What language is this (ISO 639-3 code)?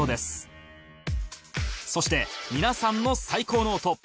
jpn